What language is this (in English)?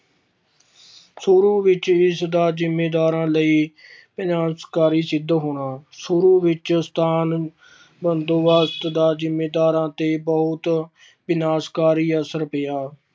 Punjabi